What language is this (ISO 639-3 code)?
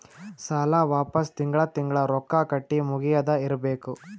kan